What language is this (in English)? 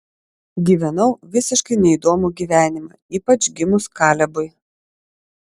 Lithuanian